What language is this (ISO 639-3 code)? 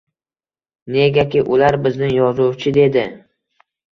uzb